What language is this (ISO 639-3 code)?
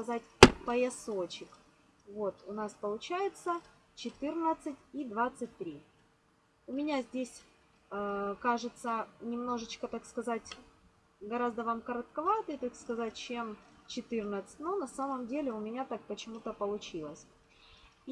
rus